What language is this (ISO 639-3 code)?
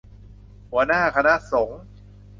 tha